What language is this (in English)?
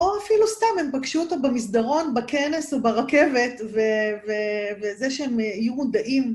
Hebrew